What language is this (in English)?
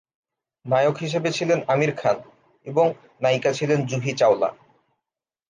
Bangla